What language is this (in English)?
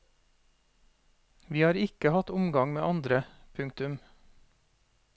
Norwegian